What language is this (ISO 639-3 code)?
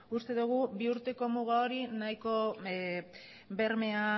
eus